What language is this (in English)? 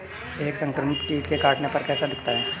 Hindi